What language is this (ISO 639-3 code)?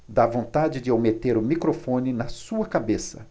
por